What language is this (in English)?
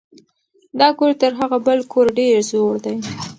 Pashto